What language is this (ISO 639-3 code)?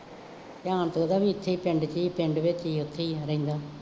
pan